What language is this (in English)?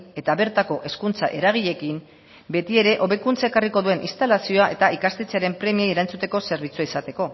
Basque